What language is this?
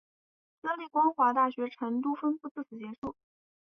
Chinese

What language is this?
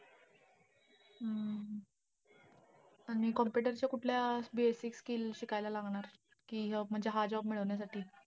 Marathi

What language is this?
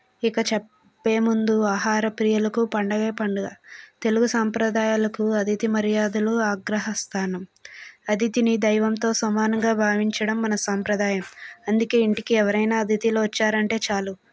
Telugu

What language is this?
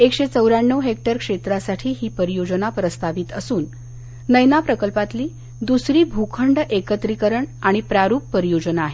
Marathi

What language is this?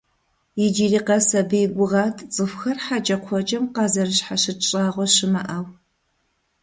Kabardian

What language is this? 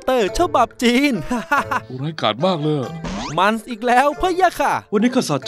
Thai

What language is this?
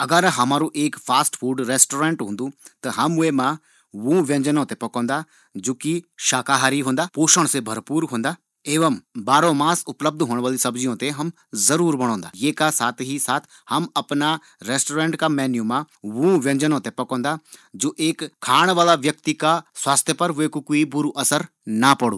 Garhwali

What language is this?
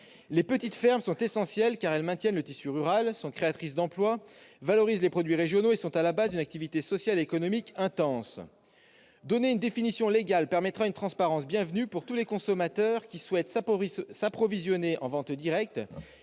French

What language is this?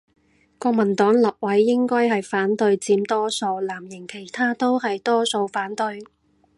Cantonese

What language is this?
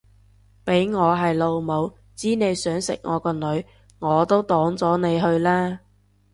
Cantonese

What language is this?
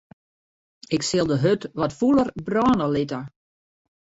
Western Frisian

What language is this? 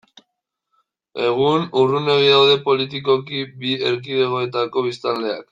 Basque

